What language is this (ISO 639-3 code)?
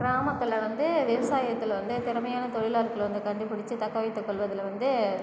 tam